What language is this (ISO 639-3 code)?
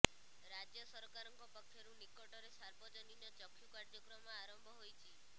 ori